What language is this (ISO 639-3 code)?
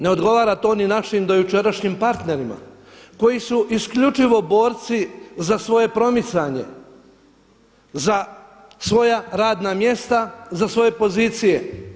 hrv